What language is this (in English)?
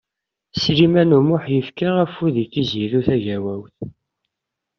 Kabyle